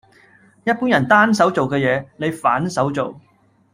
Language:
Cantonese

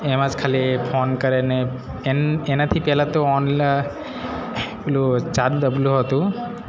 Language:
Gujarati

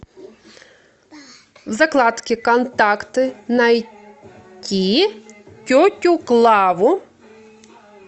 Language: Russian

